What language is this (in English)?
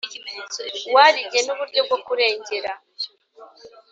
Kinyarwanda